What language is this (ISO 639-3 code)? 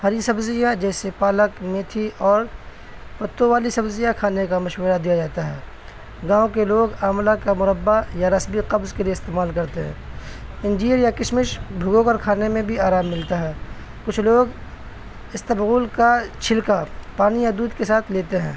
urd